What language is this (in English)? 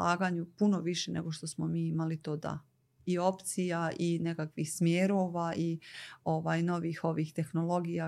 Croatian